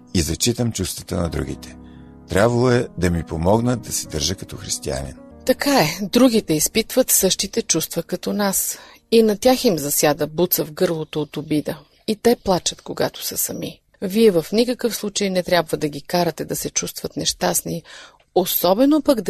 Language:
Bulgarian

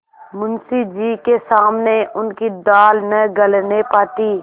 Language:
Hindi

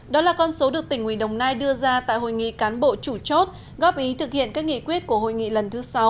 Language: Vietnamese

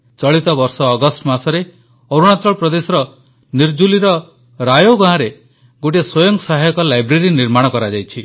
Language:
Odia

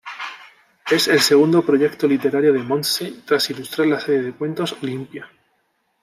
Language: Spanish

